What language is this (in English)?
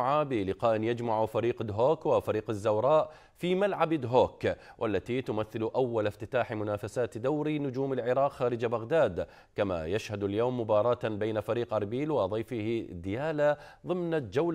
Arabic